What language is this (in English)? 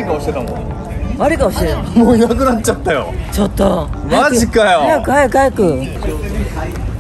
Japanese